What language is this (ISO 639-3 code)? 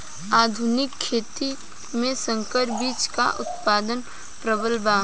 bho